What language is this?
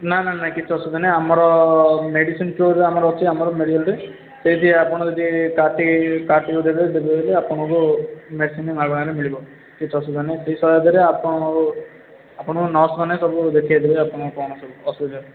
Odia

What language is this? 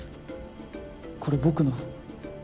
Japanese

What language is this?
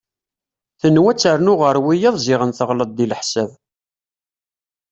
Kabyle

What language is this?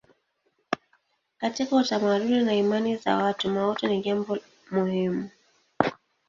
Swahili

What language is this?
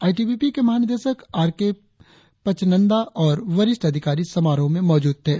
Hindi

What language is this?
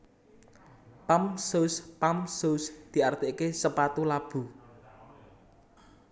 Javanese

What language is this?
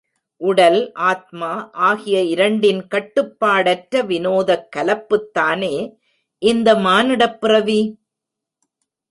Tamil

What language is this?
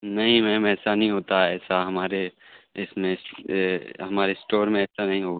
Urdu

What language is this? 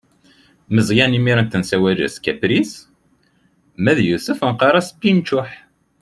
Kabyle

